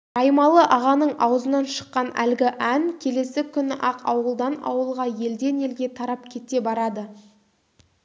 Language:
Kazakh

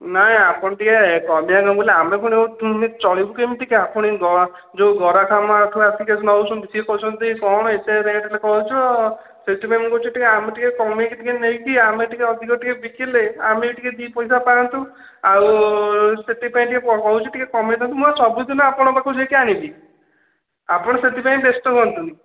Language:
Odia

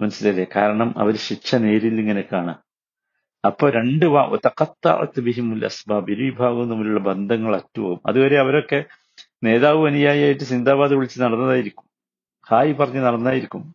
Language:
Malayalam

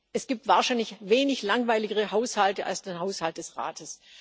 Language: German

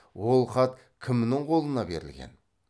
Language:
Kazakh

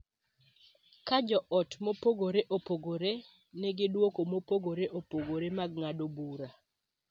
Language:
Luo (Kenya and Tanzania)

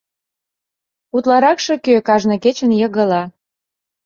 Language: Mari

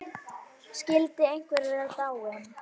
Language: Icelandic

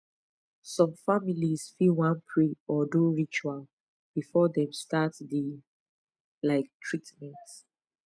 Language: Nigerian Pidgin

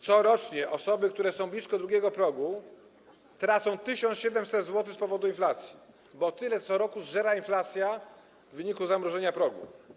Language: Polish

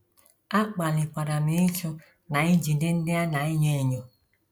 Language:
Igbo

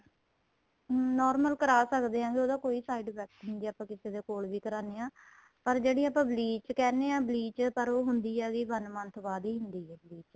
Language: Punjabi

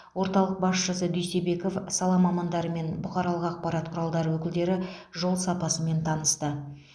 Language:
Kazakh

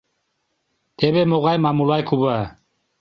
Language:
Mari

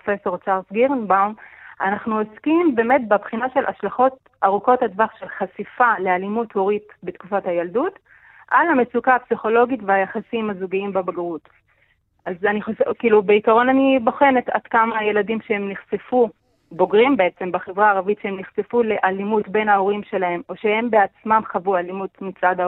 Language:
Hebrew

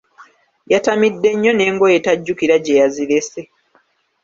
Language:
Ganda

